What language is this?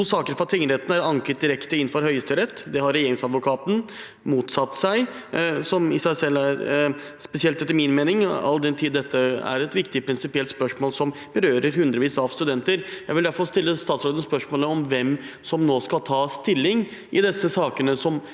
Norwegian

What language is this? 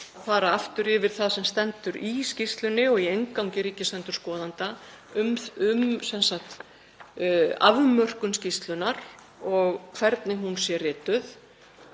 Icelandic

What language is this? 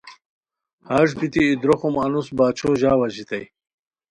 Khowar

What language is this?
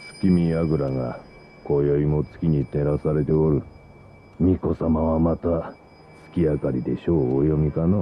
Japanese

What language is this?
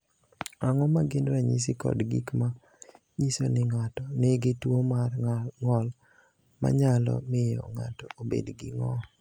Luo (Kenya and Tanzania)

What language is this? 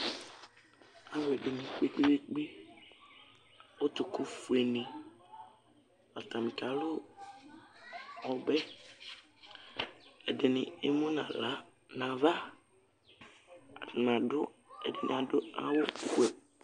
Ikposo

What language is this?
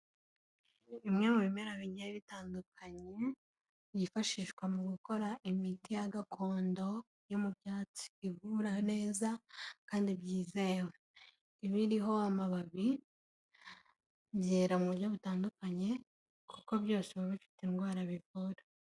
Kinyarwanda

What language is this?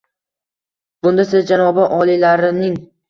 Uzbek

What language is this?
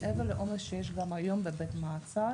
Hebrew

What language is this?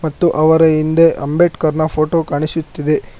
Kannada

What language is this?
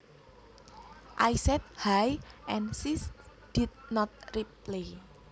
Javanese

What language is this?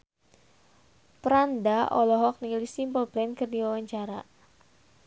Sundanese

